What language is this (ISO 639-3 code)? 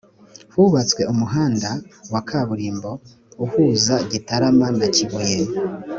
kin